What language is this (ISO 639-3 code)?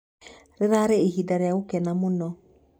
kik